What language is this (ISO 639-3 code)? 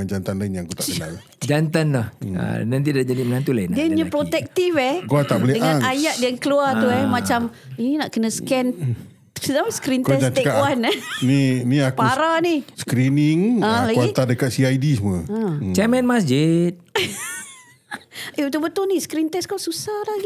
msa